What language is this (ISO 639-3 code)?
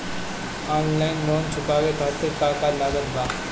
bho